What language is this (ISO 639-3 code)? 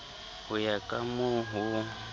sot